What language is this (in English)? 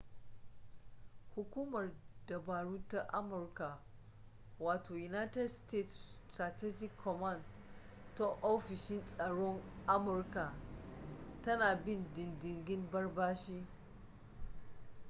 Hausa